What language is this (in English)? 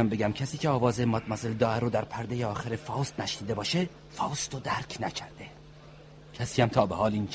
Persian